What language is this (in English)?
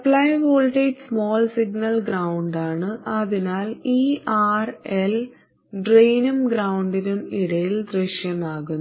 Malayalam